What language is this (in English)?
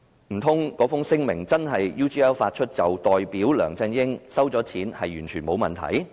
Cantonese